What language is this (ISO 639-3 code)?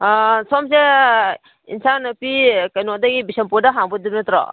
mni